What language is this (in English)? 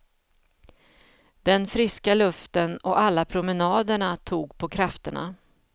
Swedish